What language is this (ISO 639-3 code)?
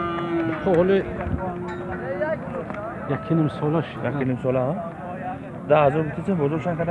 tur